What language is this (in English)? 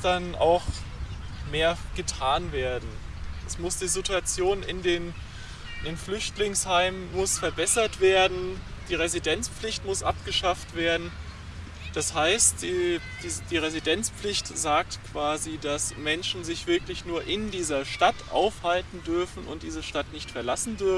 German